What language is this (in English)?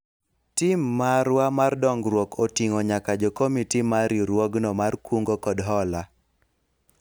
Luo (Kenya and Tanzania)